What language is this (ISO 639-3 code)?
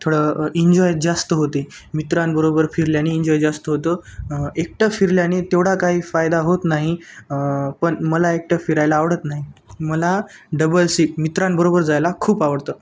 mar